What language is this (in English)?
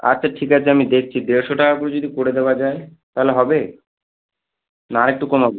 Bangla